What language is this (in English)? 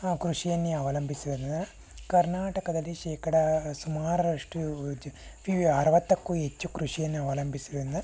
Kannada